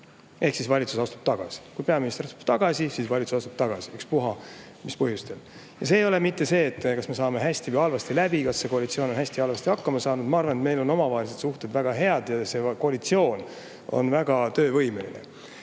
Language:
Estonian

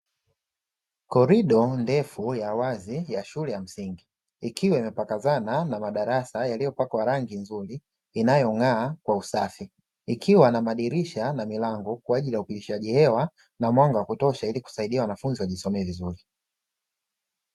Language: Swahili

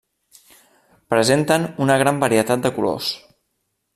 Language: Catalan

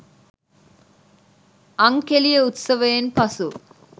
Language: Sinhala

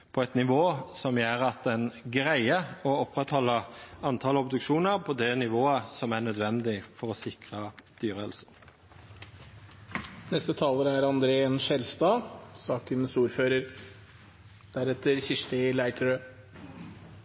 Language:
Norwegian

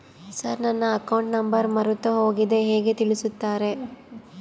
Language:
Kannada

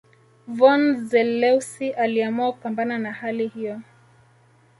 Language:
Swahili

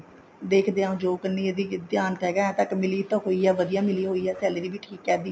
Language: Punjabi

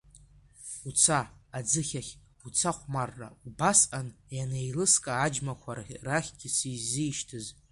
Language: Abkhazian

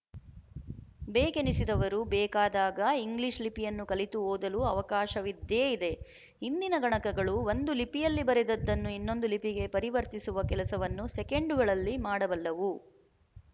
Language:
Kannada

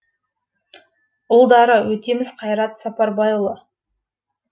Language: Kazakh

